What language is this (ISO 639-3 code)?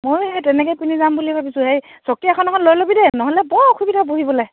asm